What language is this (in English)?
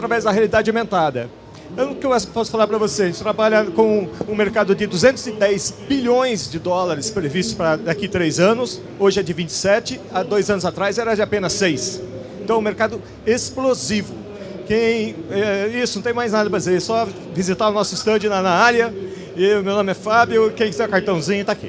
Portuguese